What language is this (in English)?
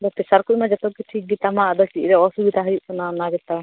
Santali